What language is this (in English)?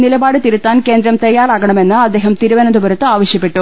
Malayalam